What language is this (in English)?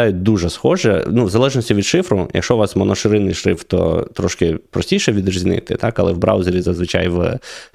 Ukrainian